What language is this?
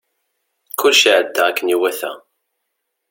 Kabyle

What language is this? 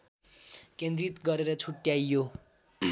Nepali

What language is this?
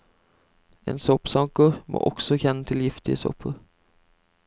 Norwegian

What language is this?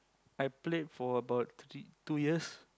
English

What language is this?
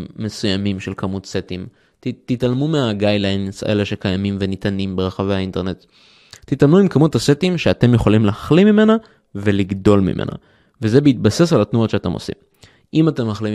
Hebrew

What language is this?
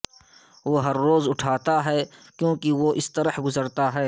Urdu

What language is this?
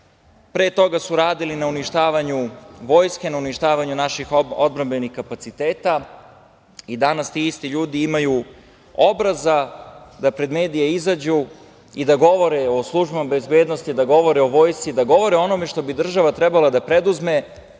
Serbian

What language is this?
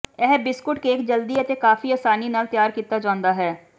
Punjabi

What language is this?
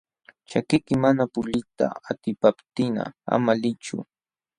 Jauja Wanca Quechua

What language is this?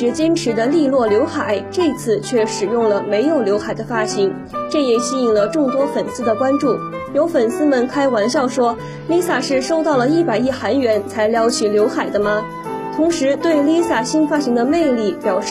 Chinese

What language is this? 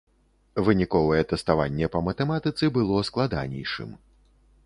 Belarusian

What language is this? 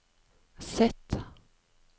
Norwegian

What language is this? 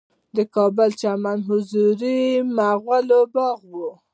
Pashto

